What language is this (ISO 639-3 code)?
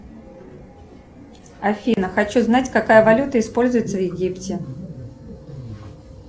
rus